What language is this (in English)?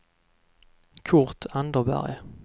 Swedish